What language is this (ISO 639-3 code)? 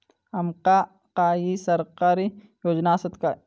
mar